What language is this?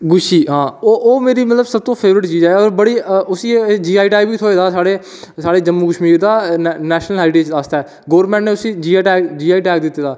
Dogri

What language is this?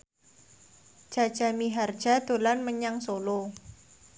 Javanese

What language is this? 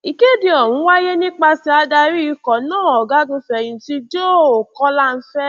Yoruba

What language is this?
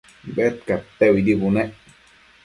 Matsés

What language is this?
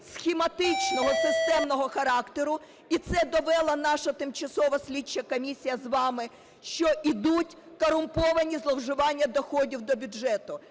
Ukrainian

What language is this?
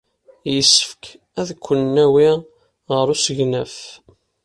Kabyle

